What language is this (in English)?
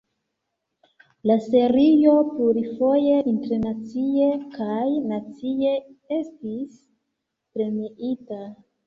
Esperanto